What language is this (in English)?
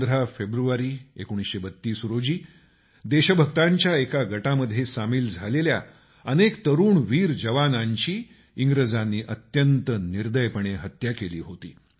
Marathi